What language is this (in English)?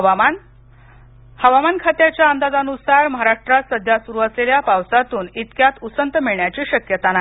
Marathi